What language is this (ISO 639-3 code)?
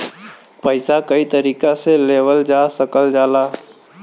bho